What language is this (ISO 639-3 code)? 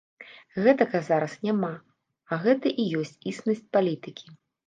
bel